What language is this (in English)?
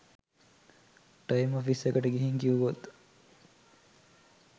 Sinhala